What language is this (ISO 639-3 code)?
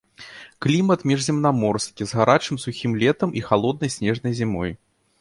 bel